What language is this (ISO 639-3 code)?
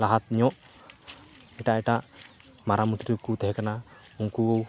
sat